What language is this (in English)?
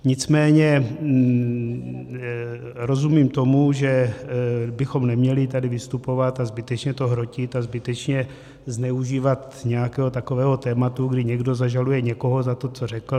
Czech